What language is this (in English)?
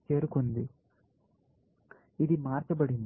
Telugu